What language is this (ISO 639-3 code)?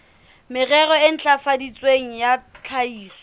sot